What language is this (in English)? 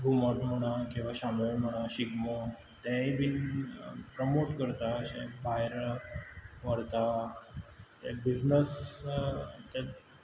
Konkani